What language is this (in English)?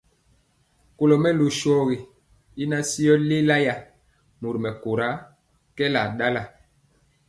Mpiemo